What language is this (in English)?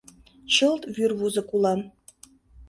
Mari